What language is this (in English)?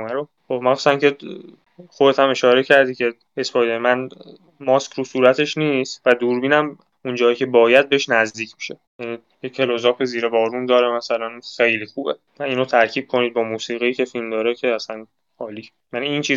Persian